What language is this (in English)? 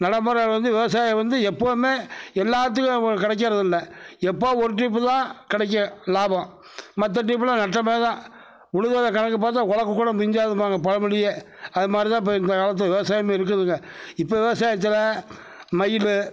Tamil